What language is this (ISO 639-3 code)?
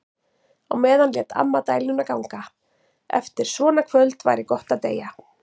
isl